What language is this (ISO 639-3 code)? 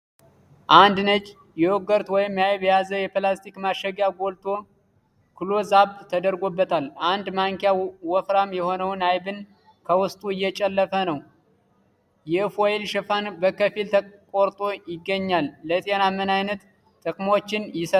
amh